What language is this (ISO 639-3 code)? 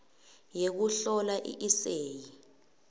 ssw